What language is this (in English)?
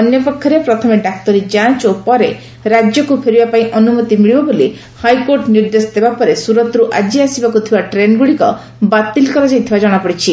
Odia